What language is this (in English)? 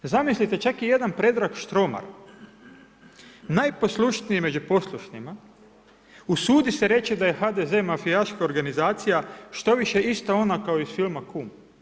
Croatian